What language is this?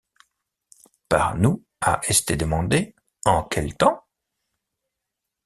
French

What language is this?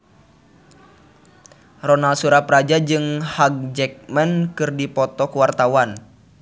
Sundanese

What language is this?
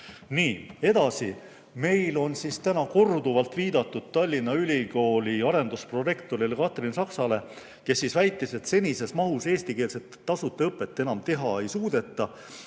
Estonian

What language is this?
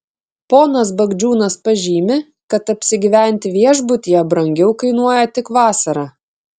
Lithuanian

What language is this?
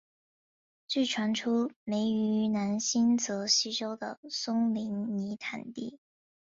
Chinese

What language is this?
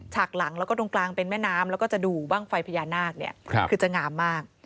Thai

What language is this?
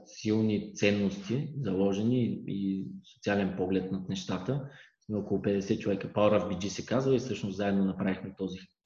Bulgarian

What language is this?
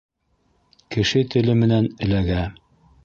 Bashkir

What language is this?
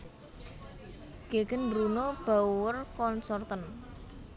Javanese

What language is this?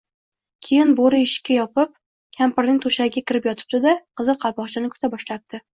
Uzbek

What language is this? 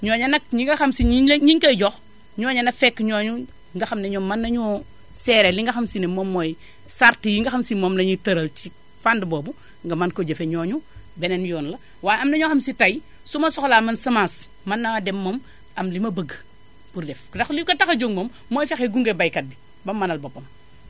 Wolof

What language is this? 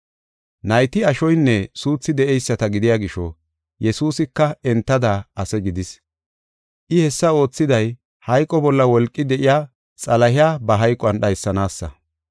Gofa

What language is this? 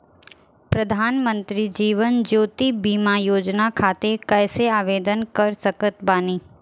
Bhojpuri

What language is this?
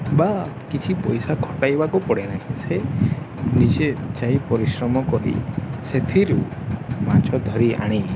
Odia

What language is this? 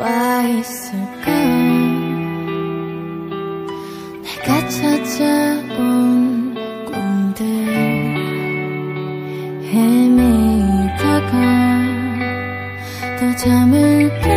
Korean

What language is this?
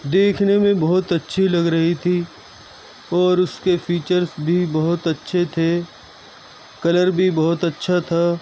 Urdu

